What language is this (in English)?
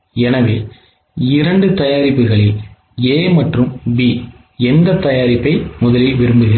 Tamil